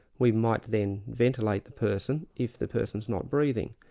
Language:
English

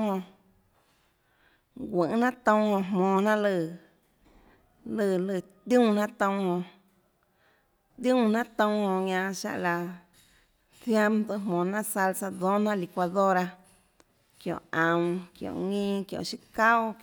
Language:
Tlacoatzintepec Chinantec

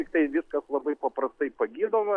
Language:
Lithuanian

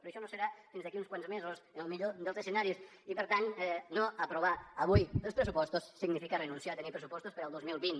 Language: Catalan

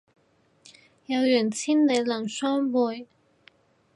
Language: Cantonese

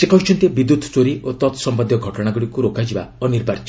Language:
Odia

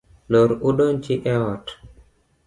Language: Luo (Kenya and Tanzania)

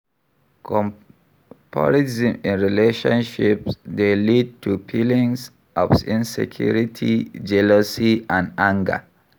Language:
Nigerian Pidgin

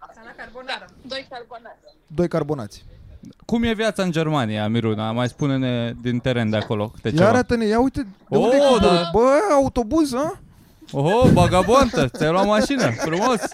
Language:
Romanian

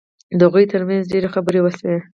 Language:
Pashto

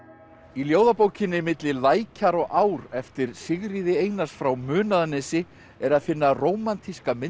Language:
Icelandic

